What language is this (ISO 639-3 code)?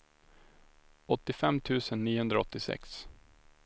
swe